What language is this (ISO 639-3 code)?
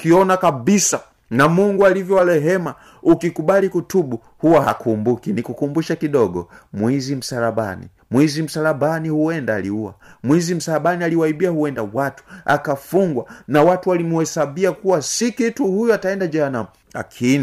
swa